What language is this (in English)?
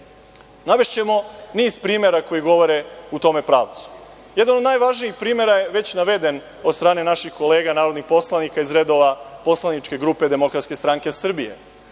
Serbian